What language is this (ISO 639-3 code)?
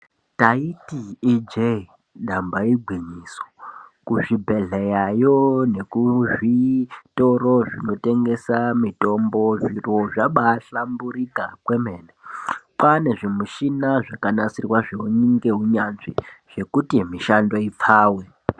ndc